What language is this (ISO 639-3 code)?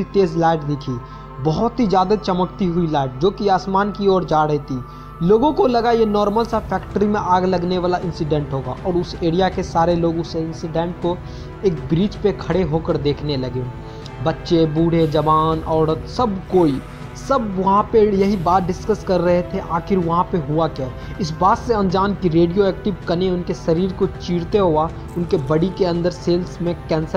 hin